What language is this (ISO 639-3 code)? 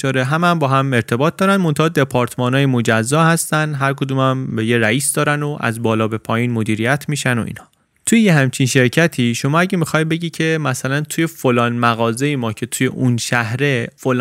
fas